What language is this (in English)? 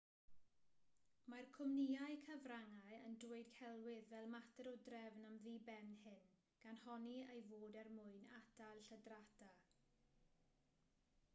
Welsh